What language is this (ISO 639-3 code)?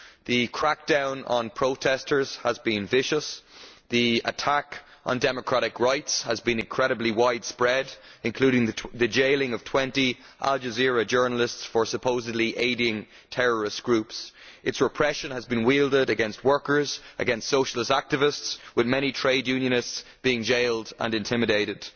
eng